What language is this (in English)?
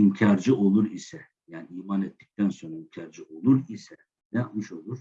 Turkish